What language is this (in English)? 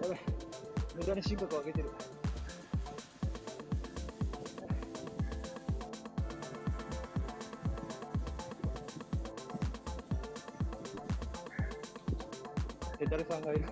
Japanese